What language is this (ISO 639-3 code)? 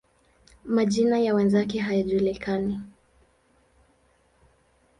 swa